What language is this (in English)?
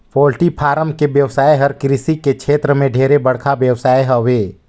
Chhattisgarhi